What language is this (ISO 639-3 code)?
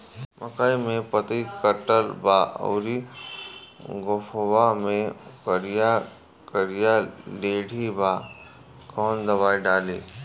bho